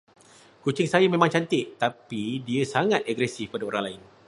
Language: Malay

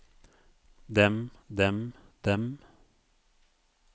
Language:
Norwegian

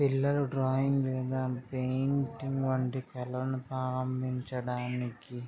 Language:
Telugu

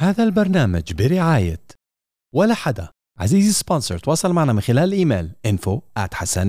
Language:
Arabic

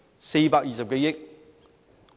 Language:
Cantonese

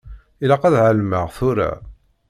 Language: Kabyle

